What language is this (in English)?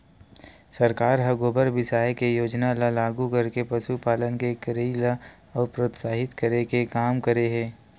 Chhattisgarhi